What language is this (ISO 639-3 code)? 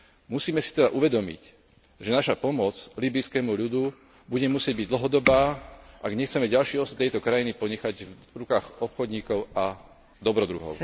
slk